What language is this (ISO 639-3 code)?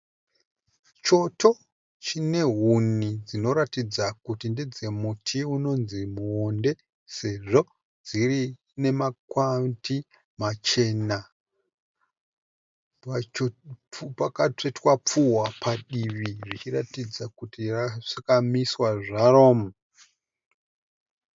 sna